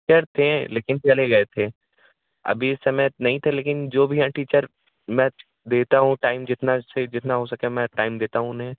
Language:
Hindi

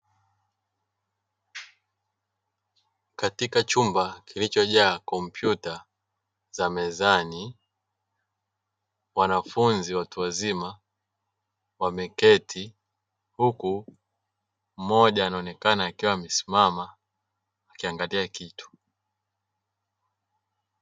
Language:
Swahili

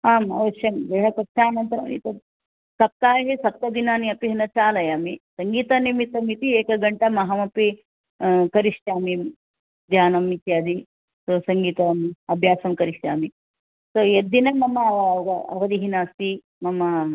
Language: Sanskrit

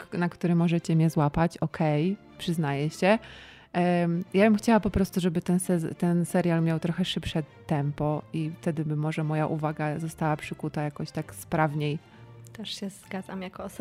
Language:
Polish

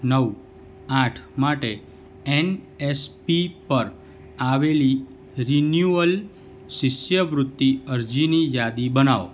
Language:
Gujarati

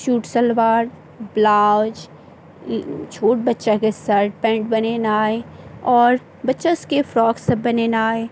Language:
Maithili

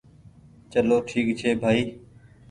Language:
Goaria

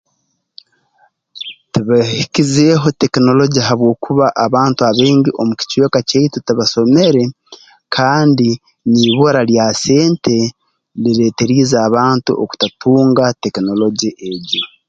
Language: Tooro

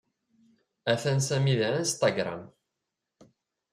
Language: Kabyle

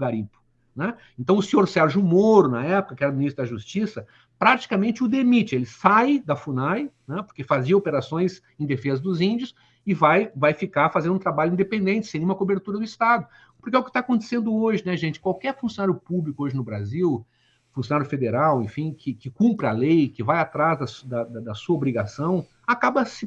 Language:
Portuguese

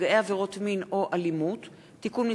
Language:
Hebrew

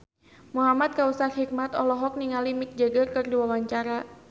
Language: Sundanese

